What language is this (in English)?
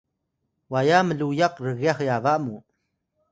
Atayal